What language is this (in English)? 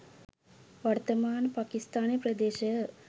Sinhala